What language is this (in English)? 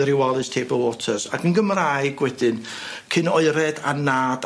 Welsh